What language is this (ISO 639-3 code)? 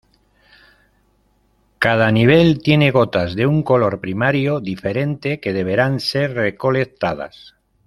spa